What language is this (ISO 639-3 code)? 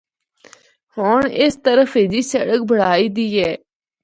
hno